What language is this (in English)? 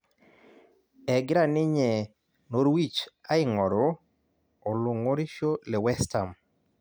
Masai